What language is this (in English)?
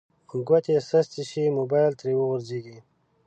Pashto